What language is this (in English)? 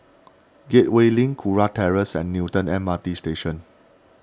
English